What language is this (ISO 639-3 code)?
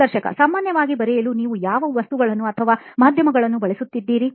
kan